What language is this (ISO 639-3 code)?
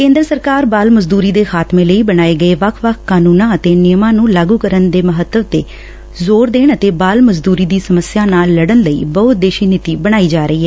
pan